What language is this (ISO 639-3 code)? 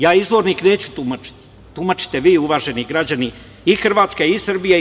srp